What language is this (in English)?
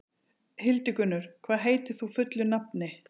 Icelandic